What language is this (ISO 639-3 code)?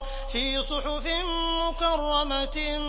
ara